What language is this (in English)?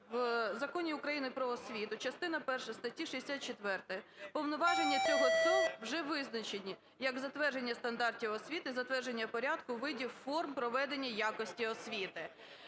Ukrainian